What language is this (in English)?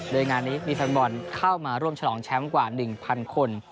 Thai